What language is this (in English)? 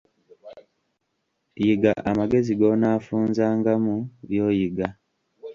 Ganda